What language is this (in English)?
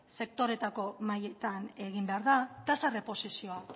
Basque